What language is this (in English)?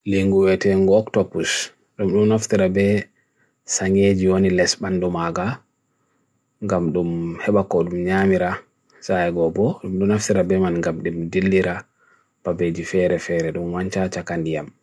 Bagirmi Fulfulde